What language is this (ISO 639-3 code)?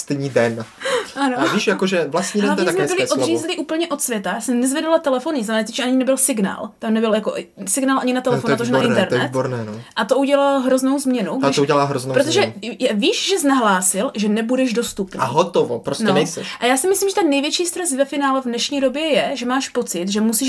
ces